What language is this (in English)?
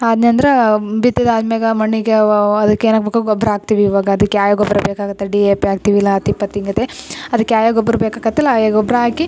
Kannada